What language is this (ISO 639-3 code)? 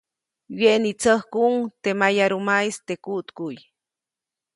zoc